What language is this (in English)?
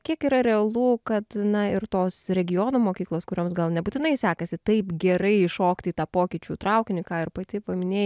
Lithuanian